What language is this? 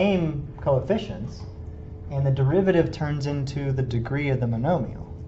English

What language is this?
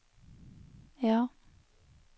Norwegian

